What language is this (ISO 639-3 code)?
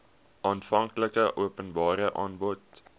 afr